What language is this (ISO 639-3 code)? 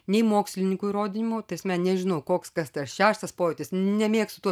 lit